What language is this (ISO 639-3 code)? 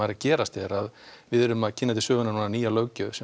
isl